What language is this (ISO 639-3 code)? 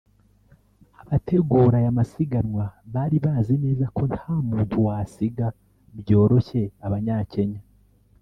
kin